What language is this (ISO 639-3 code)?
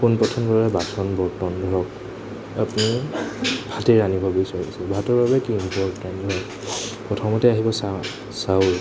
asm